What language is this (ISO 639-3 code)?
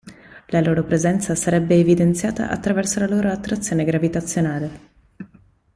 ita